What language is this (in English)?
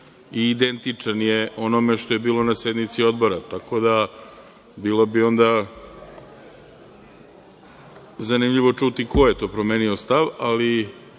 Serbian